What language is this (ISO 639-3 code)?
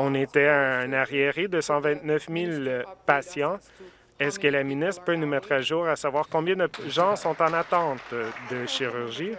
fra